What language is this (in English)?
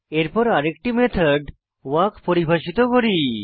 Bangla